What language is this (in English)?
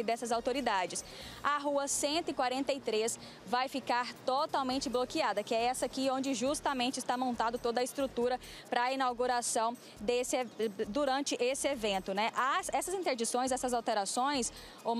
Portuguese